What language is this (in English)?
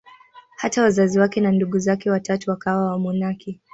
Swahili